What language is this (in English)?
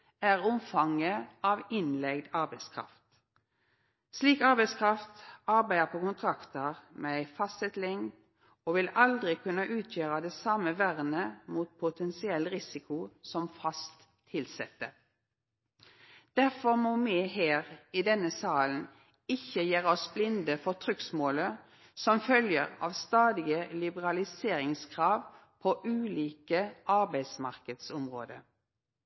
Norwegian Nynorsk